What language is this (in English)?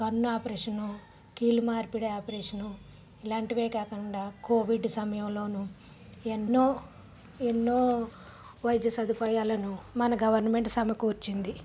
Telugu